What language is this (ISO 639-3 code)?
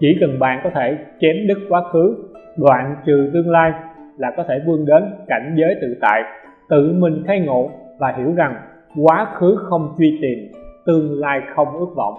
vie